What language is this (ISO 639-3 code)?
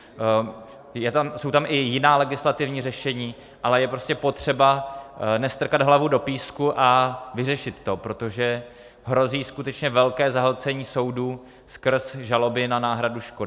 ces